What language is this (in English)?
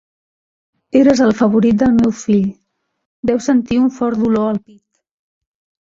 Catalan